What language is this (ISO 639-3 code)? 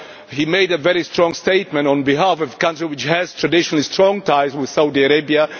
eng